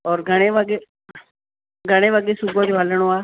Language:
Sindhi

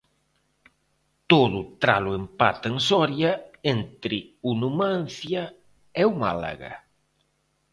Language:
Galician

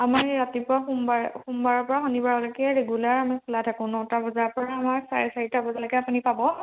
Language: Assamese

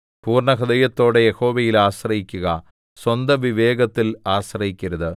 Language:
Malayalam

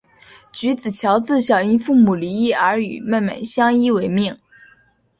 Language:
Chinese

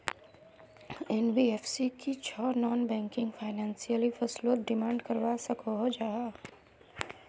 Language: Magahi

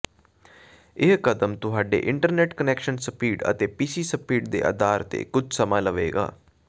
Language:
Punjabi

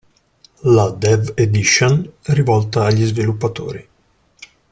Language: Italian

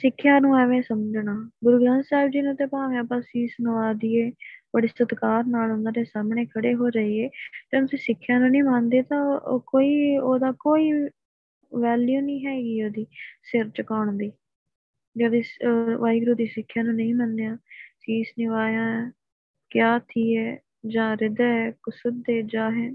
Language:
Punjabi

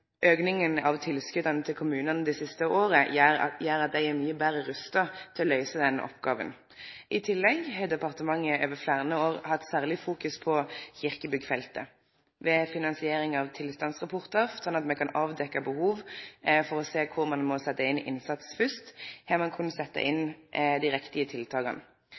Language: Norwegian Nynorsk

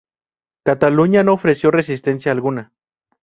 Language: Spanish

